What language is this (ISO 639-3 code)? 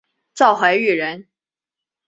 zho